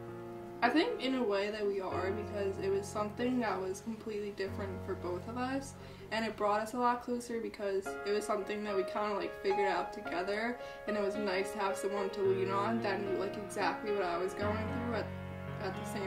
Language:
English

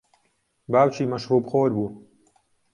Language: Central Kurdish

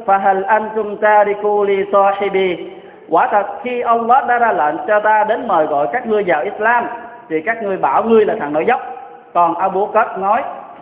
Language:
Vietnamese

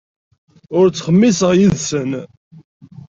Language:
Kabyle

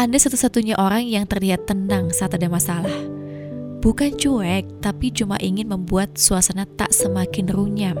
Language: Indonesian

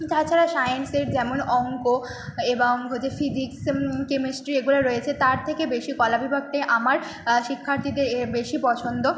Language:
Bangla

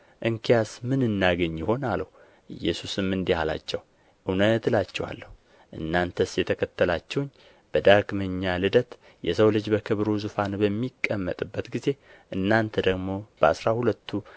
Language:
Amharic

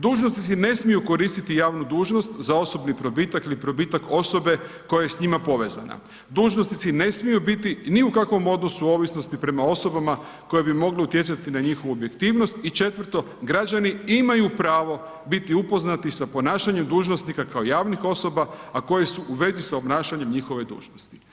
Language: Croatian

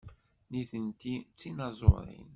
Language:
Kabyle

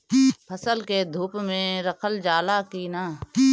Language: Bhojpuri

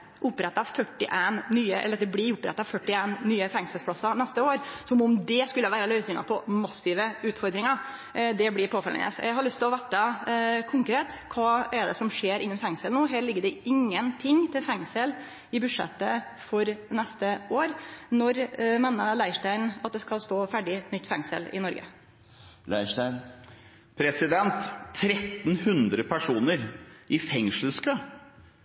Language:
Norwegian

